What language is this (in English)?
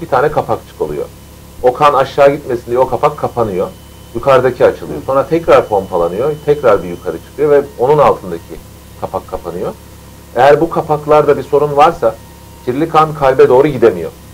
Turkish